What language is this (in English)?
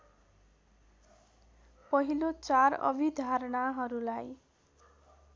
Nepali